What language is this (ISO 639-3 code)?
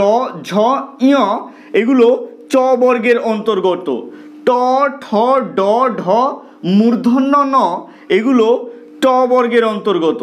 ben